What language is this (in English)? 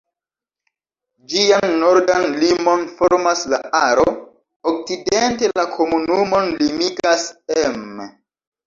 Esperanto